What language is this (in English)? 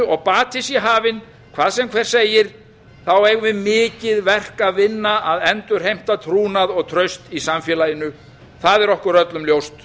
Icelandic